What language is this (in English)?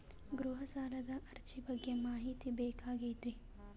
Kannada